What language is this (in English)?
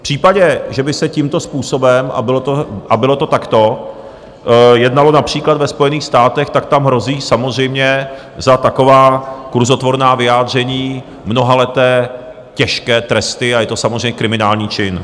Czech